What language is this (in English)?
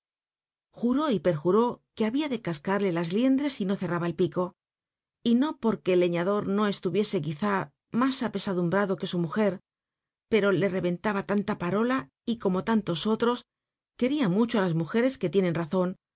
Spanish